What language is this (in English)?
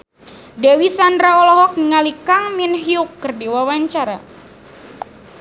Sundanese